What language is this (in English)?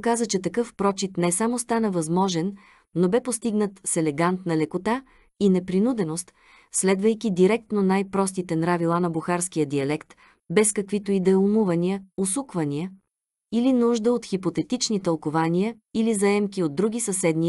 Bulgarian